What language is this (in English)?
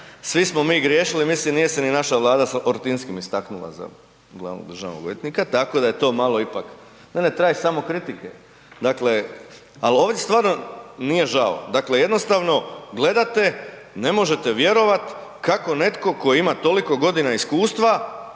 Croatian